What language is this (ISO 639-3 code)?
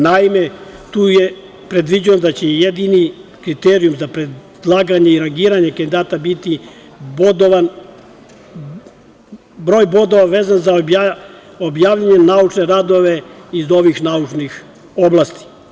srp